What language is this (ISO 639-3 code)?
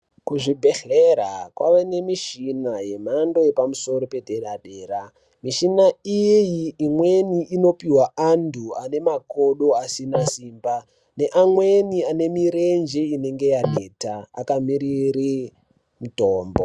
ndc